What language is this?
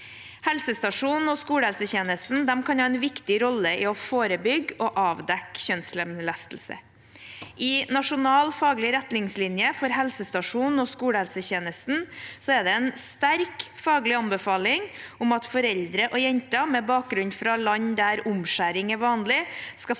Norwegian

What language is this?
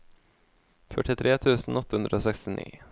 Norwegian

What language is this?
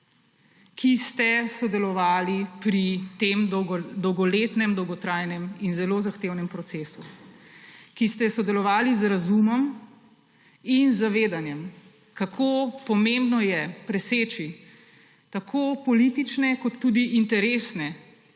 Slovenian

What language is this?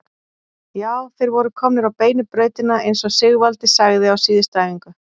Icelandic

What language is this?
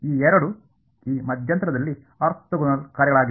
Kannada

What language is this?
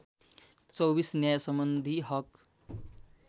Nepali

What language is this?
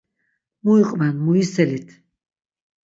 Laz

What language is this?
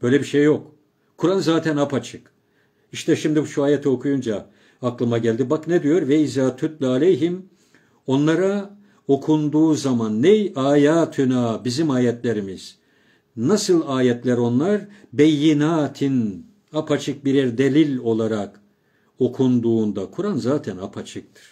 Turkish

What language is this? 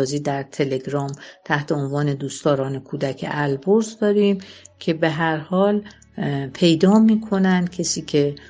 Persian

